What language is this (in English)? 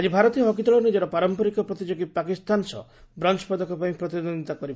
Odia